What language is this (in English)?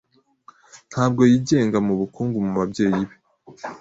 Kinyarwanda